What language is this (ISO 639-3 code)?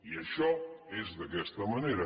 cat